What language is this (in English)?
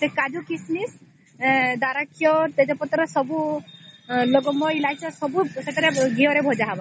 Odia